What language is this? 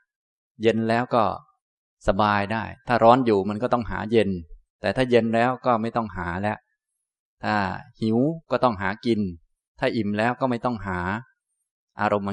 Thai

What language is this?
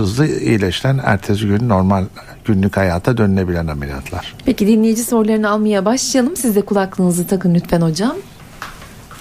Turkish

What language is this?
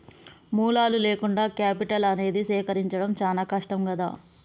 Telugu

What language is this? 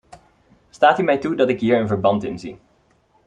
Dutch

